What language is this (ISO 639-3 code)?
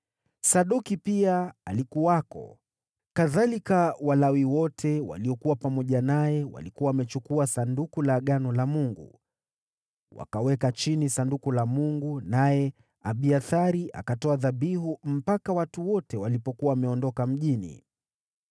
swa